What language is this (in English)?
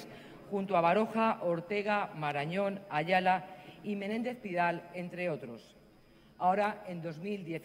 Spanish